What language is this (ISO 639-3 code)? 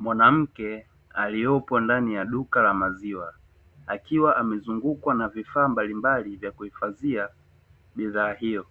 swa